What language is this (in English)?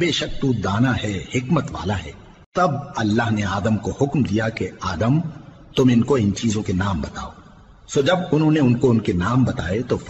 Urdu